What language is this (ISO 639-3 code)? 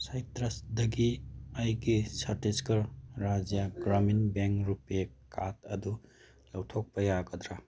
mni